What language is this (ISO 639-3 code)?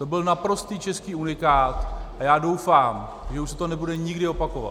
ces